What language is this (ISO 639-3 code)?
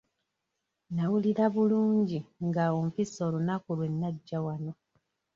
lug